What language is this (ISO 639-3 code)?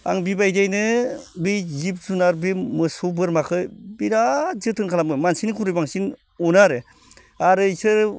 brx